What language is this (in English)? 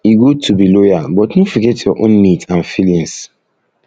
Nigerian Pidgin